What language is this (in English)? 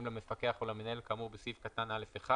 Hebrew